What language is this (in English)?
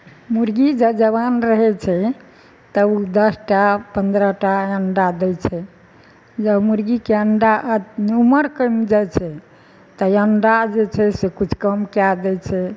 Maithili